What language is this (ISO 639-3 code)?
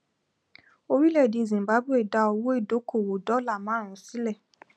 yor